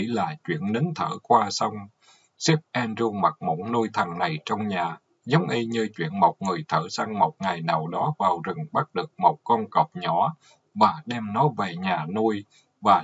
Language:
Vietnamese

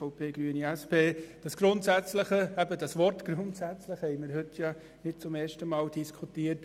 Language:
Swiss German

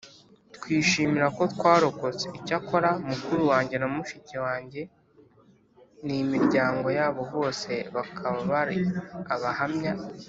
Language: Kinyarwanda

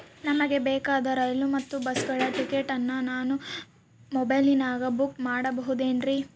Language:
Kannada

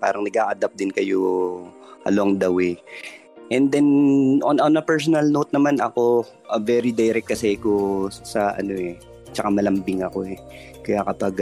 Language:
Filipino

